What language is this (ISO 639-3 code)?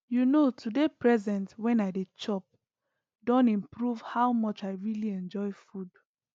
pcm